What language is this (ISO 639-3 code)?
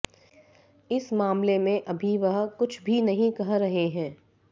hin